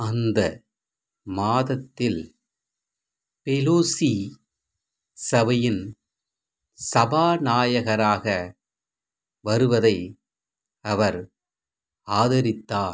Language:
Tamil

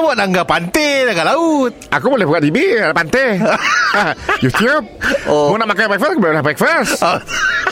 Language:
Malay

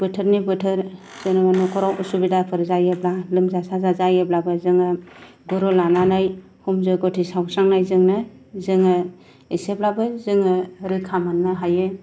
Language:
Bodo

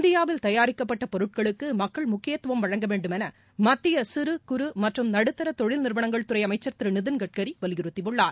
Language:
Tamil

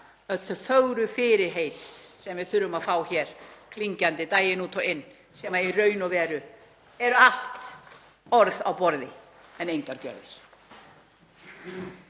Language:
Icelandic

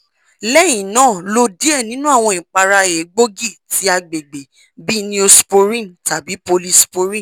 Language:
Yoruba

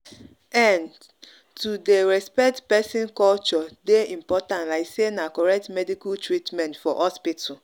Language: Nigerian Pidgin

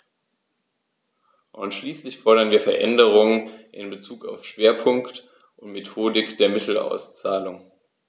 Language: German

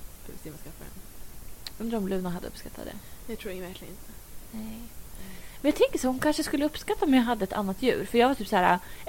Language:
Swedish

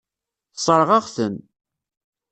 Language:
Kabyle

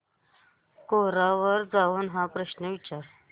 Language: Marathi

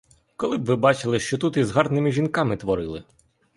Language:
Ukrainian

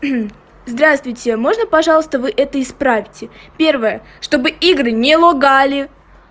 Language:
Russian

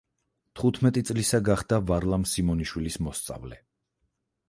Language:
Georgian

